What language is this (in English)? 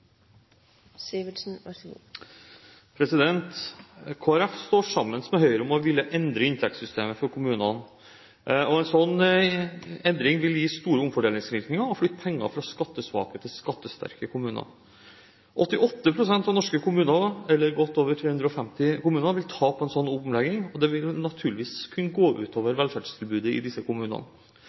Norwegian Bokmål